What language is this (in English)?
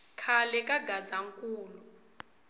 Tsonga